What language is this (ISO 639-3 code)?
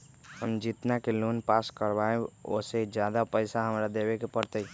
mag